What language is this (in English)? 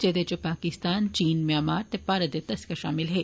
Dogri